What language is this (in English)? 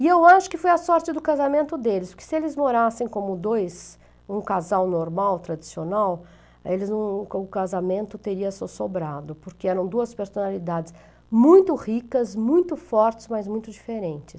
Portuguese